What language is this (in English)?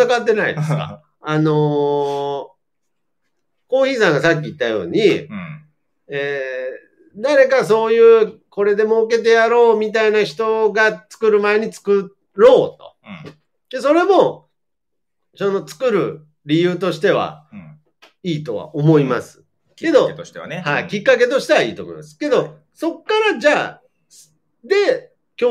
Japanese